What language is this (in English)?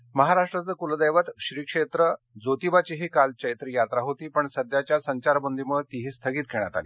Marathi